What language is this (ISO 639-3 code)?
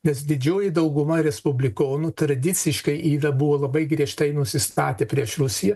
lit